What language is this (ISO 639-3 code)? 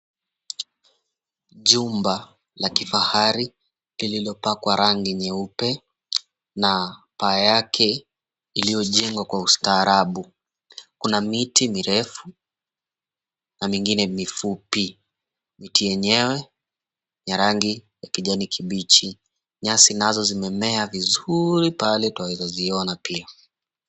swa